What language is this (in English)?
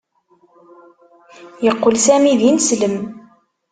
Kabyle